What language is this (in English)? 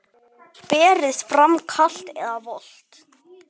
Icelandic